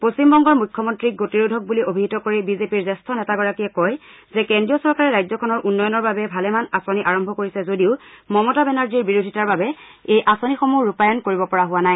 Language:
Assamese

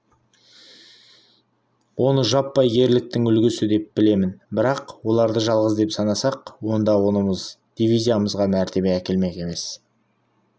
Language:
Kazakh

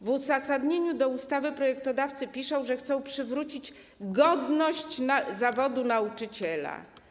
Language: Polish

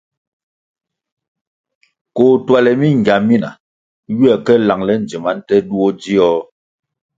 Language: Kwasio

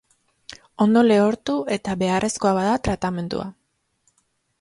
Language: Basque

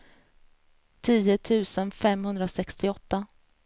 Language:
Swedish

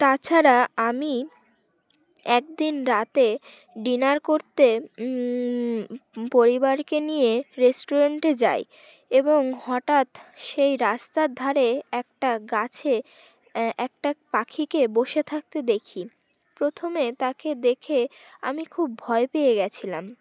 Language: Bangla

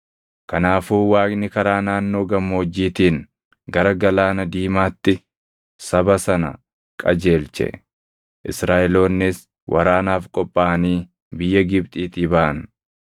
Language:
Oromo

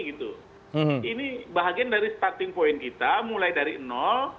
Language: Indonesian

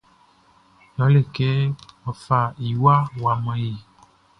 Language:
Baoulé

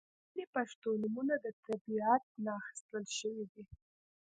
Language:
Pashto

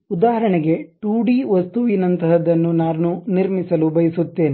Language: Kannada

